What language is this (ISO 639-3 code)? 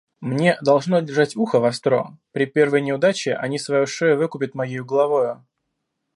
rus